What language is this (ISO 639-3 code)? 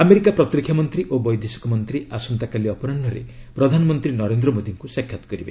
ori